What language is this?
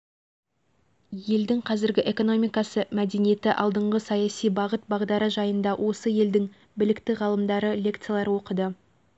Kazakh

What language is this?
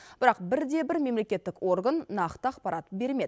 Kazakh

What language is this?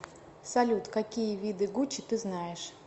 Russian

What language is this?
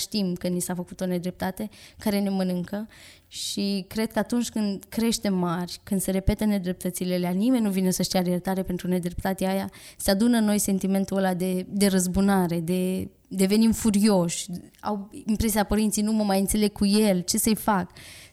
Romanian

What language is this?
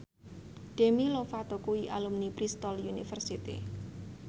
Javanese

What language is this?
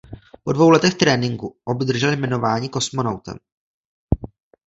Czech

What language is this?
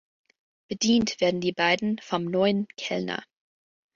German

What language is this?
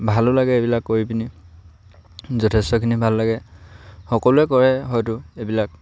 Assamese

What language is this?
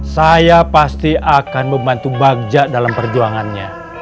Indonesian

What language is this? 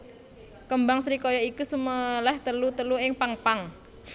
Javanese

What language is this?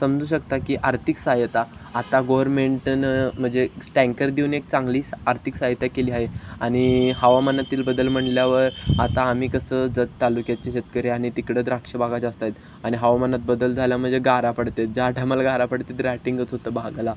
Marathi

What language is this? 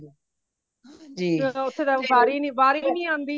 Punjabi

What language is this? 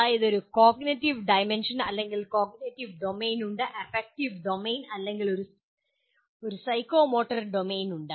Malayalam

